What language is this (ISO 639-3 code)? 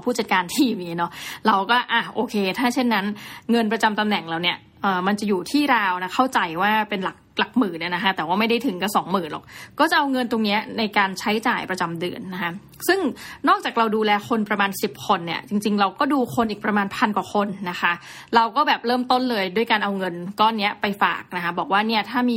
tha